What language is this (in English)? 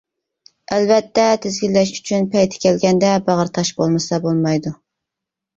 Uyghur